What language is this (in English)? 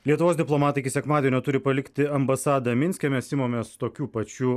Lithuanian